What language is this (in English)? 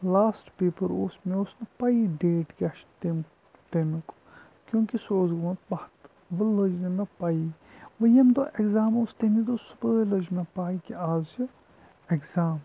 Kashmiri